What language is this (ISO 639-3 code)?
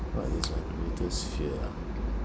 eng